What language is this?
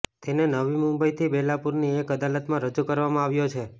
Gujarati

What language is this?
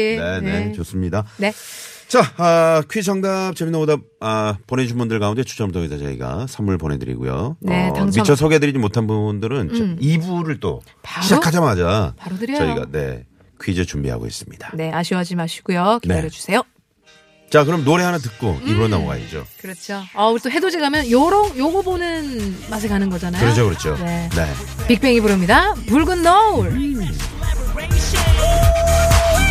Korean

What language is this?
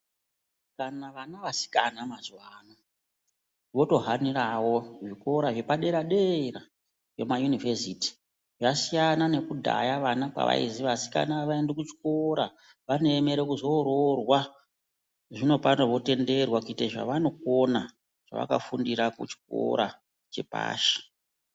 Ndau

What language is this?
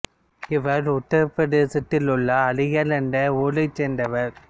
Tamil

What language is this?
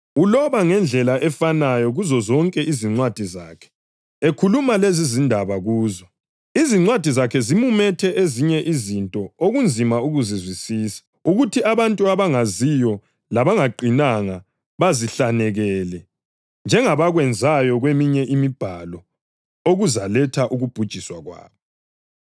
North Ndebele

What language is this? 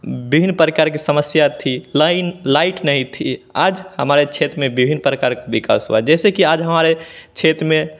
Hindi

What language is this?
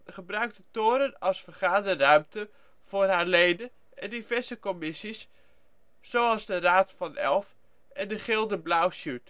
Dutch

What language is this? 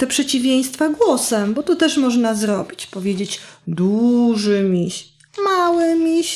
Polish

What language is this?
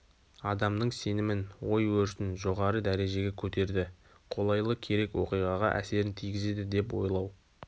Kazakh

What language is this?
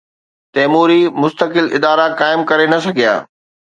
Sindhi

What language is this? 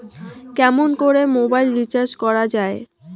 Bangla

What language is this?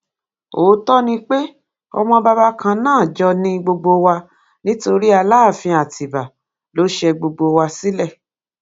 Yoruba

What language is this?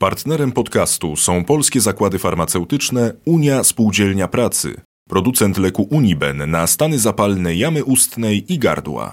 Polish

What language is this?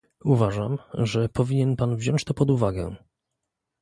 Polish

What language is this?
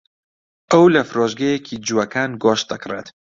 Central Kurdish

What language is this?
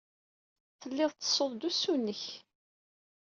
Kabyle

